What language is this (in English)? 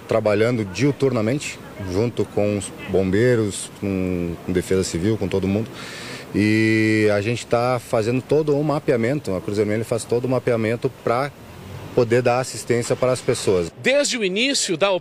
Portuguese